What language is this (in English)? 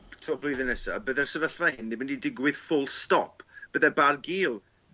Welsh